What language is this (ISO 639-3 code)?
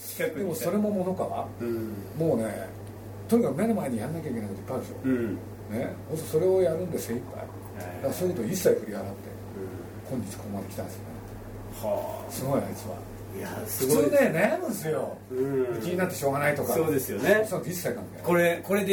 jpn